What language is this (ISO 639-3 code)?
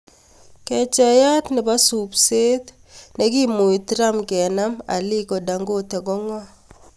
kln